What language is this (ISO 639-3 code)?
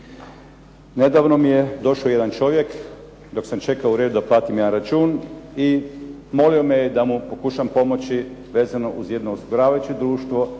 hrv